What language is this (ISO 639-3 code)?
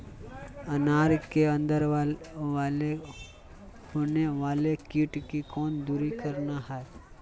mag